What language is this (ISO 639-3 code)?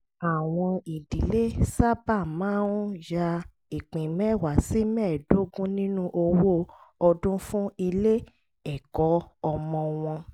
yor